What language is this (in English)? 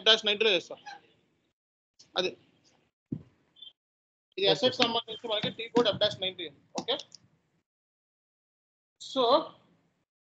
Telugu